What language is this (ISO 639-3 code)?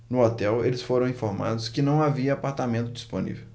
por